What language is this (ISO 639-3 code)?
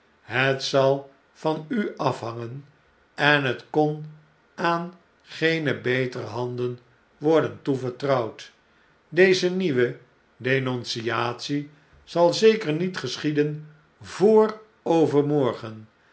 nld